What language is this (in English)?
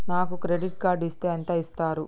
Telugu